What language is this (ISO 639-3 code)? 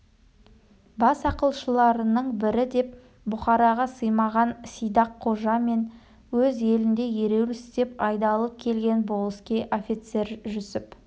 kaz